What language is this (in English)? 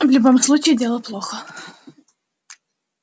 Russian